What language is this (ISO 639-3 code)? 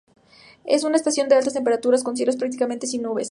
spa